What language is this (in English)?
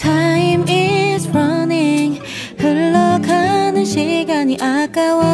Korean